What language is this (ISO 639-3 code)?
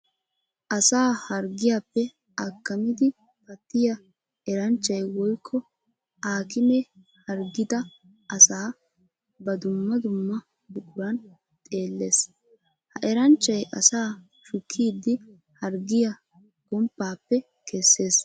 wal